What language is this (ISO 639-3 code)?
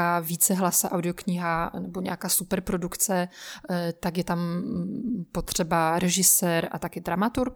ces